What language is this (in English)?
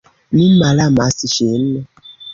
Esperanto